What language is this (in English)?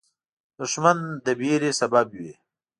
Pashto